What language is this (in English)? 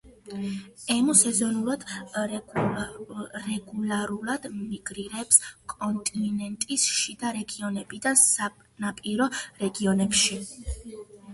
Georgian